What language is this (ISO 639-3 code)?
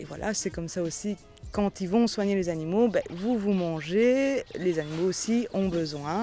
fra